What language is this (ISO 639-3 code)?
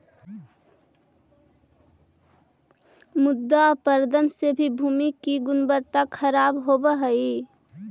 mag